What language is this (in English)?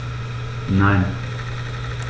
German